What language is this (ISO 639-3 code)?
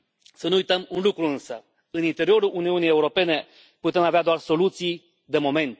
ron